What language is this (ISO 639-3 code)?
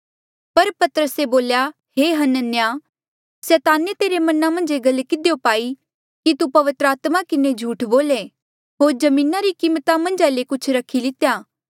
mjl